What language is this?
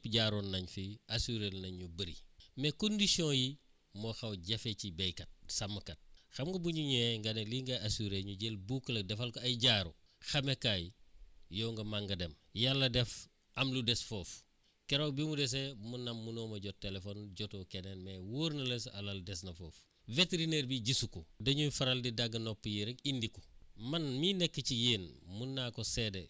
Wolof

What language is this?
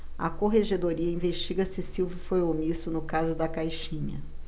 Portuguese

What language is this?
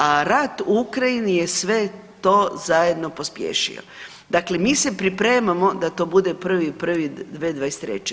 Croatian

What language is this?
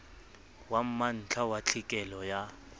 Southern Sotho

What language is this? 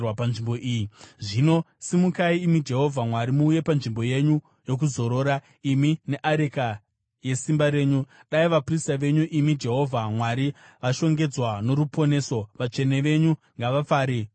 Shona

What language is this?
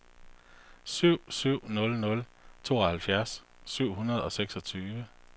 Danish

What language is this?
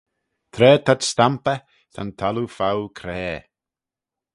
Manx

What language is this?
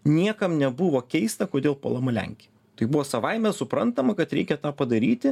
Lithuanian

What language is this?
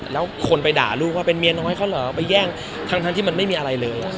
Thai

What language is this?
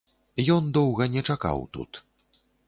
Belarusian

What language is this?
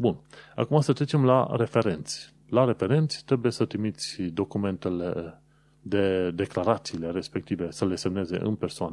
Romanian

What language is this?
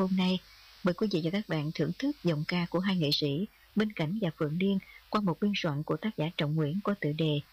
Vietnamese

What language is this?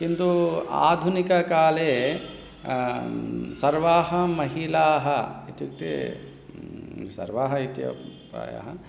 Sanskrit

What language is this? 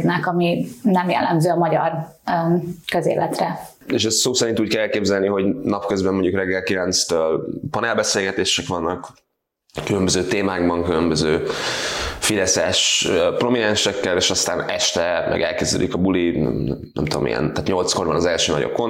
Hungarian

